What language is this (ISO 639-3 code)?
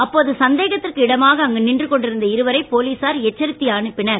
tam